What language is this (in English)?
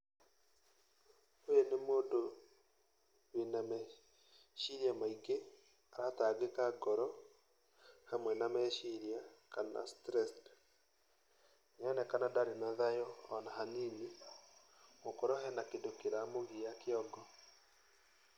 Kikuyu